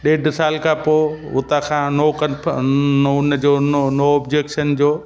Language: Sindhi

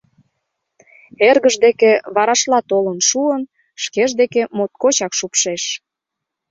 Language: Mari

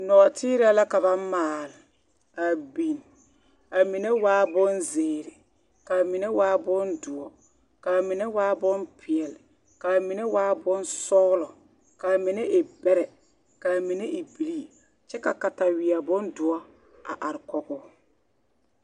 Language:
Southern Dagaare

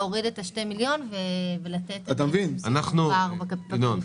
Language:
Hebrew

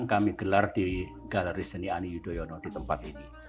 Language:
Indonesian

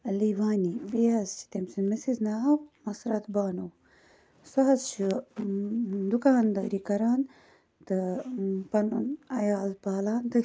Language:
Kashmiri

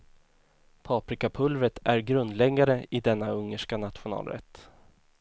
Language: Swedish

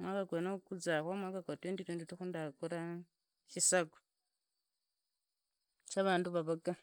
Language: Idakho-Isukha-Tiriki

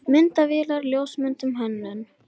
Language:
Icelandic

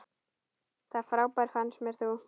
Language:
Icelandic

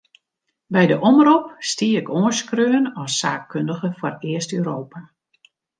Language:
Western Frisian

